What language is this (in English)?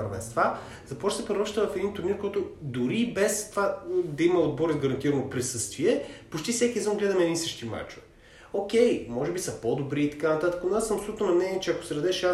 Bulgarian